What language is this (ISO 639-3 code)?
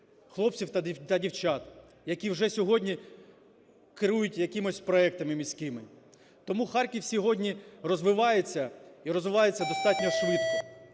ukr